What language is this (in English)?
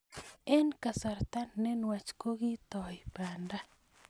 Kalenjin